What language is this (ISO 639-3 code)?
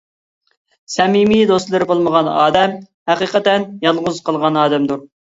uig